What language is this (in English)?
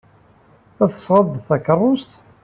Kabyle